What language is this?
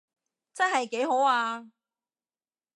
Cantonese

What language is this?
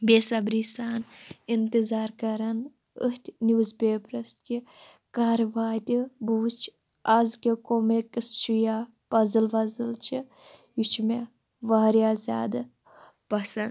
Kashmiri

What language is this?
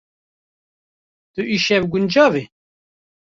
Kurdish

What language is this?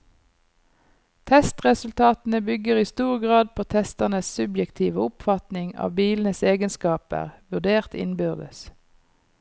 Norwegian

